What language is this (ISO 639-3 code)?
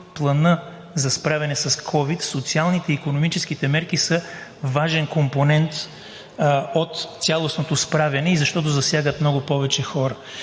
bul